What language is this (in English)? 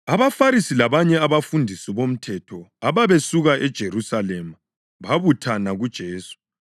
North Ndebele